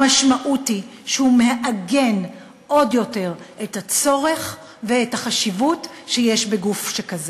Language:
Hebrew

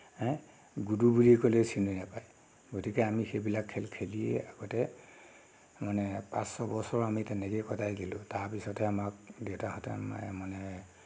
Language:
Assamese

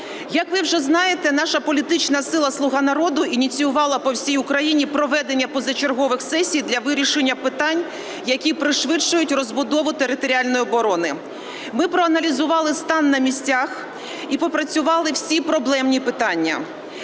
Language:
Ukrainian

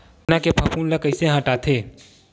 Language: Chhattisgarhi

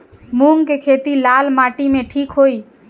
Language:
Bhojpuri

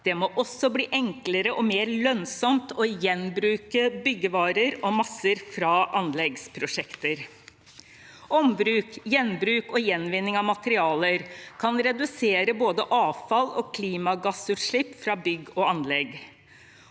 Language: Norwegian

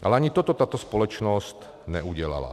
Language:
Czech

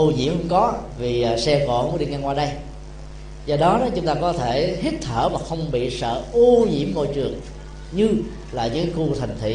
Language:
Vietnamese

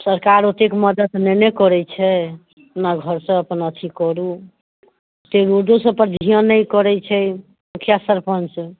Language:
Maithili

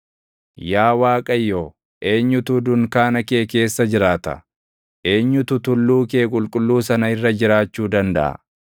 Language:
Oromo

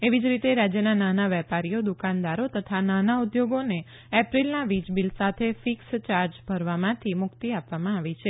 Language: Gujarati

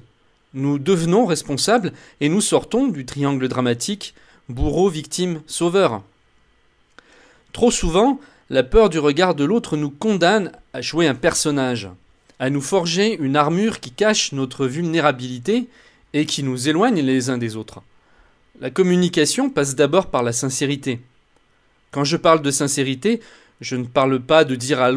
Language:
French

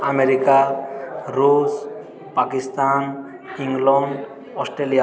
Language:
Odia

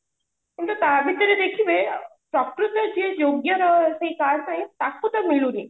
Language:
Odia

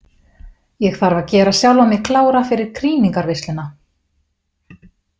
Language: Icelandic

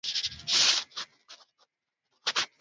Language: Swahili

